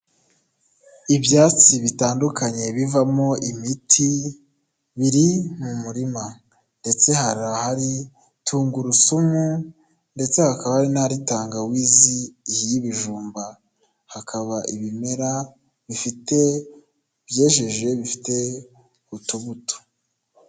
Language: Kinyarwanda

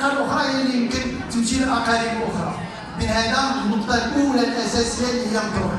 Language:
Arabic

